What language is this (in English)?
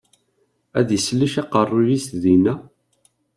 Kabyle